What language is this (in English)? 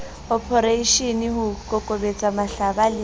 Southern Sotho